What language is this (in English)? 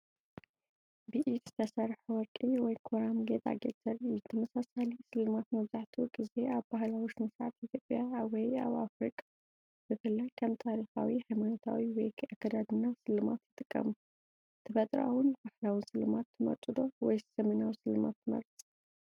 Tigrinya